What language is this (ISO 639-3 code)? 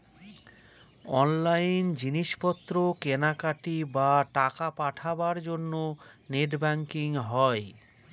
ben